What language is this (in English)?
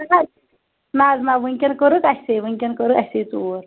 Kashmiri